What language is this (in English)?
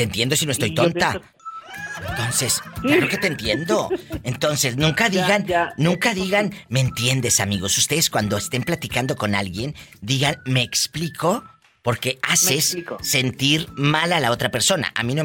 Spanish